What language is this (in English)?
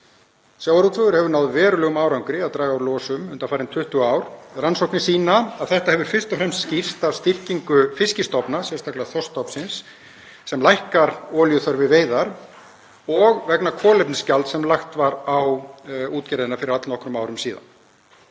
Icelandic